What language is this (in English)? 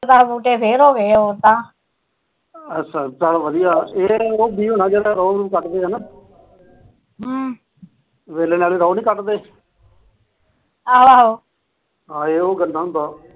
Punjabi